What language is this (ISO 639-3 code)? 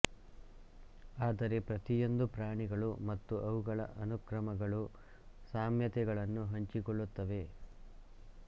kan